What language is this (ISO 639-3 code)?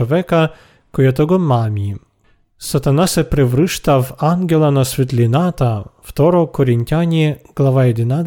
bul